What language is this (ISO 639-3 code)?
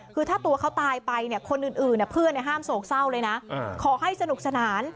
tha